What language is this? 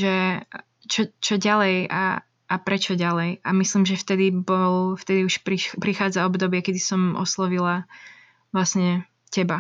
Slovak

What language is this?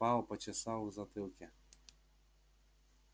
Russian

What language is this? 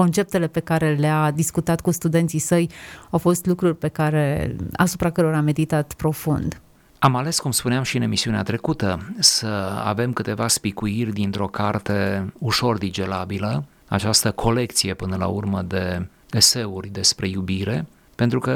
Romanian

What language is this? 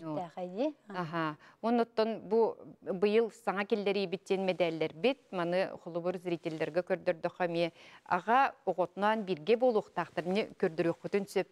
Turkish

